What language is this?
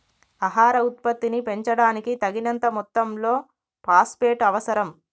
Telugu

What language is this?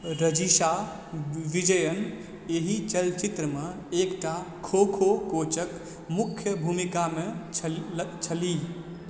Maithili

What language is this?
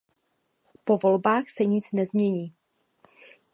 Czech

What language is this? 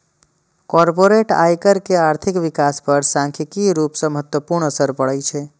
Maithili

